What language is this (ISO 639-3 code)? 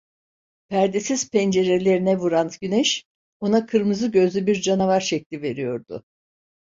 tur